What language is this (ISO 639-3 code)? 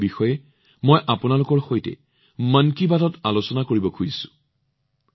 asm